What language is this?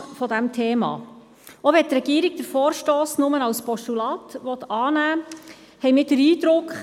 Swiss German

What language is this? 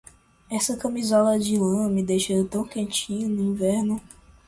Portuguese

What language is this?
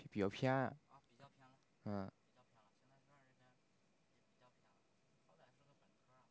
Chinese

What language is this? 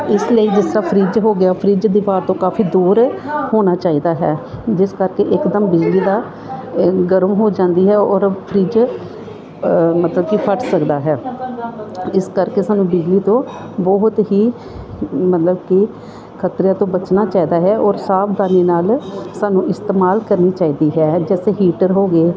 Punjabi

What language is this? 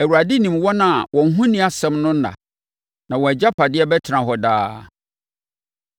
Akan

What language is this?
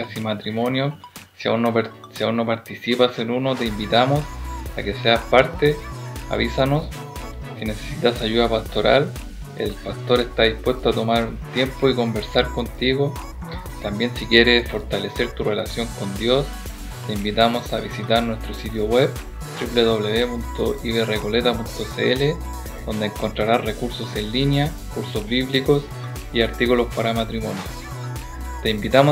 Spanish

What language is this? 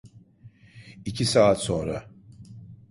Turkish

